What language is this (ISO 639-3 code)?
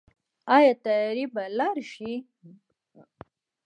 pus